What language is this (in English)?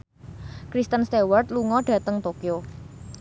Javanese